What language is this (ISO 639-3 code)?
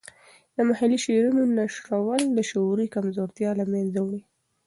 pus